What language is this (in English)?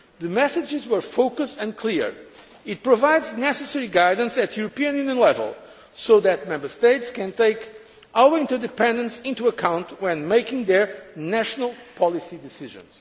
English